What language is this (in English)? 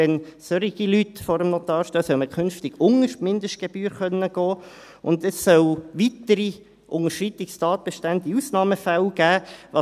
Swiss German